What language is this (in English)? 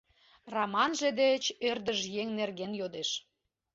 Mari